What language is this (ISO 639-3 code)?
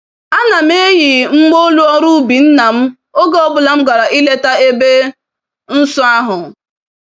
ibo